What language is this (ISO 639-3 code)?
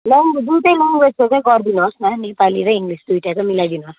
nep